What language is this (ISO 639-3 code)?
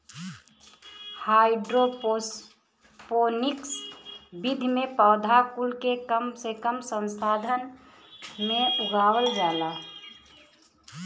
bho